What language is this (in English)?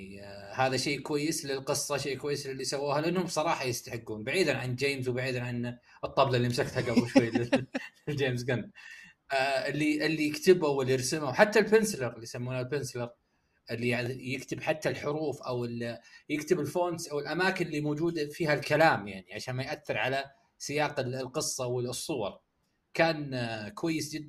Arabic